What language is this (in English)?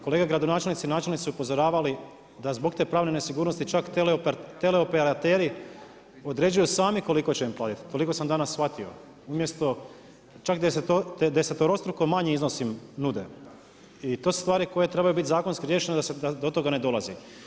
Croatian